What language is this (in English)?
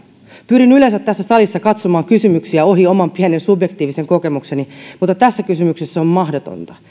Finnish